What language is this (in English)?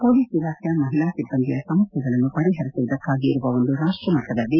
Kannada